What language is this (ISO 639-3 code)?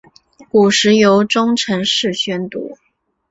zho